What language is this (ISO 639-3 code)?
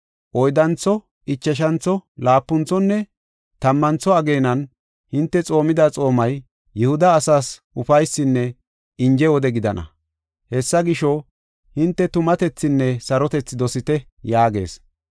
gof